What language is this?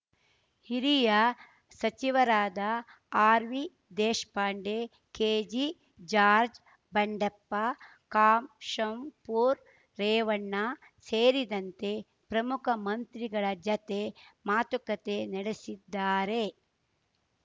Kannada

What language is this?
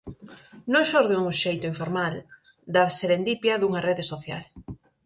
Galician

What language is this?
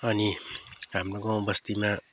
Nepali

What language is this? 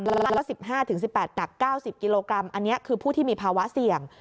Thai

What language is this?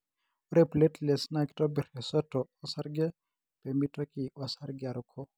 Masai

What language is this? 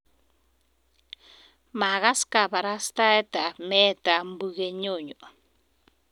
Kalenjin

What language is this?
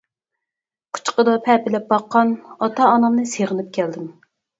Uyghur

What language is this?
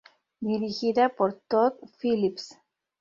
Spanish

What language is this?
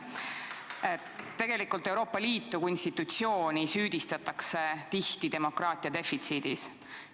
Estonian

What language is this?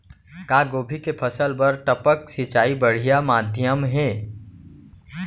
Chhattisgarhi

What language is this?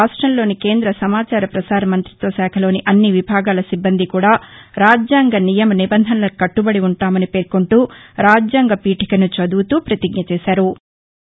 Telugu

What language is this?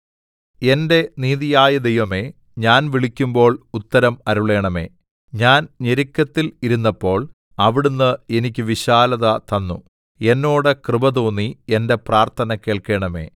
Malayalam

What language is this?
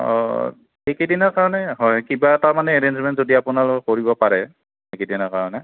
Assamese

